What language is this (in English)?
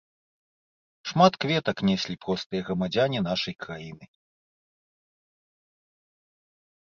Belarusian